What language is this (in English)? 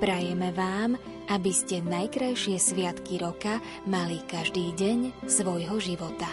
Slovak